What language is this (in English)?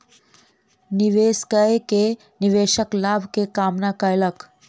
Maithili